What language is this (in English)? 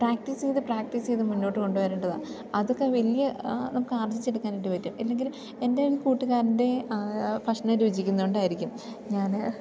Malayalam